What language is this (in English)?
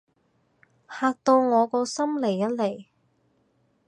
Cantonese